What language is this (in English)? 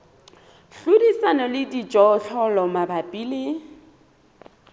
Southern Sotho